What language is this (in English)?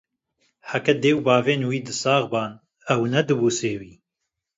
Kurdish